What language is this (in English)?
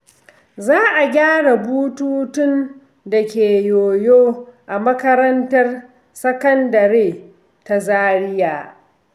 Hausa